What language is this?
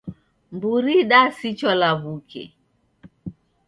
Taita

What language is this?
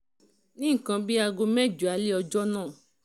Yoruba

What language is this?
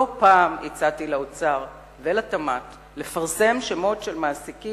Hebrew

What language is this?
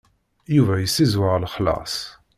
Kabyle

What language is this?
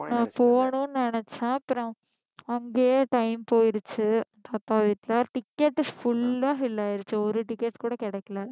Tamil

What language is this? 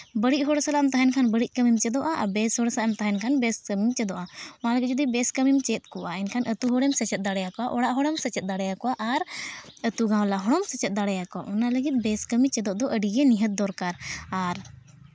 Santali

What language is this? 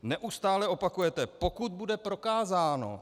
Czech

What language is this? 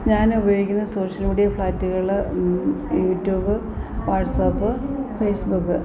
Malayalam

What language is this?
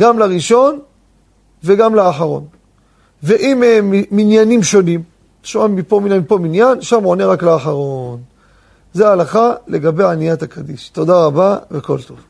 Hebrew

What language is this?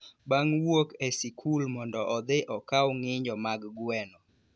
Luo (Kenya and Tanzania)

